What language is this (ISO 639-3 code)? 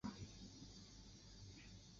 zho